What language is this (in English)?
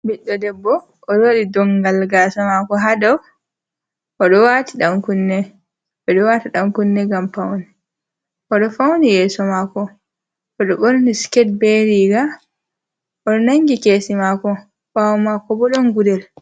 Fula